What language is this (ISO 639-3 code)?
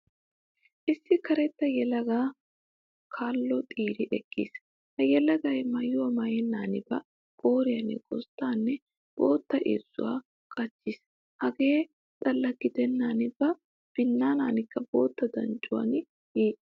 wal